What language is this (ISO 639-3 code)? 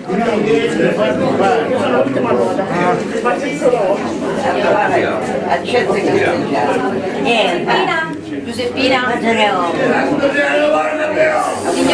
ita